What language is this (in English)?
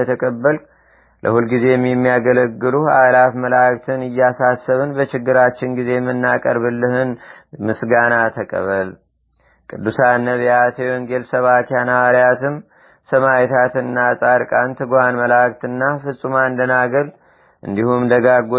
Amharic